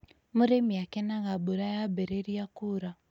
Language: Kikuyu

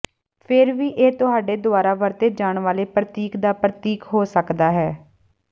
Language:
Punjabi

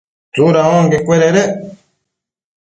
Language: Matsés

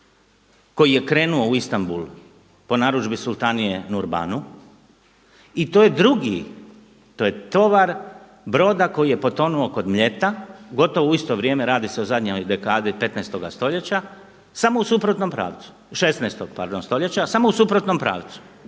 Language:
Croatian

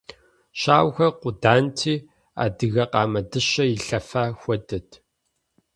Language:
Kabardian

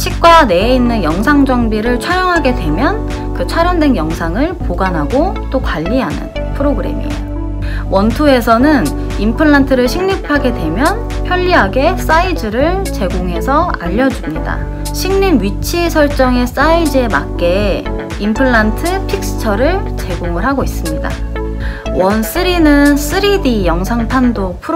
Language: Korean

